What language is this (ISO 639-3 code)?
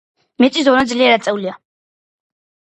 kat